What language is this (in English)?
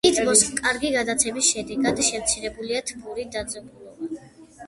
Georgian